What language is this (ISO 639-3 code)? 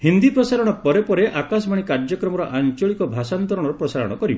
ori